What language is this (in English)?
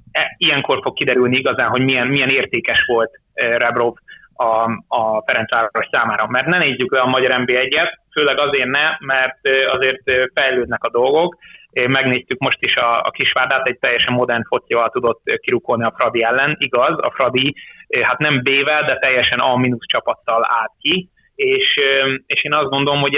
Hungarian